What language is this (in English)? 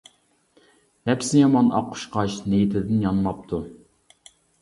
Uyghur